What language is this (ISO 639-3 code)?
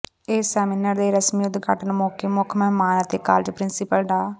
pan